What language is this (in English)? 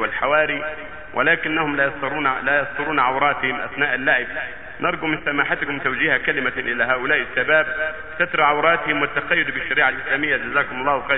Arabic